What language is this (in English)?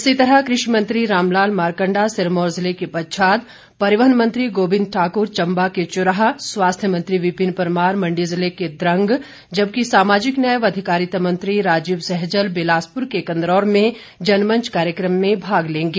Hindi